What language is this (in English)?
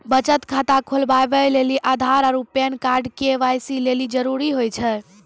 Maithili